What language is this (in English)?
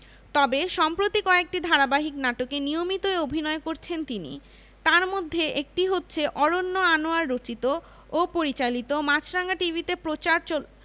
Bangla